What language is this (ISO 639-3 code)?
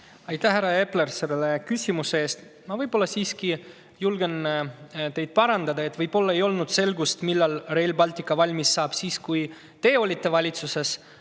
est